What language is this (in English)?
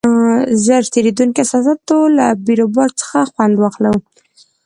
Pashto